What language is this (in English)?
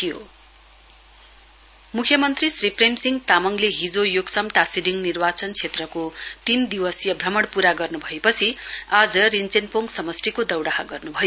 Nepali